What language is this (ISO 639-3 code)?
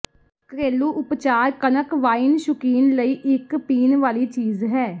pan